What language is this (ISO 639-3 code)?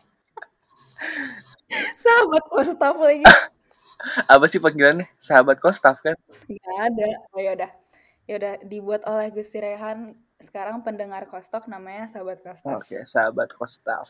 ind